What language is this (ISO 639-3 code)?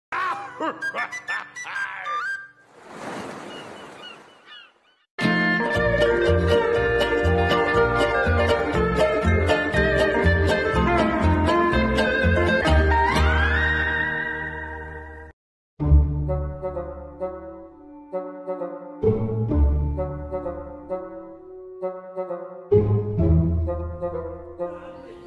ara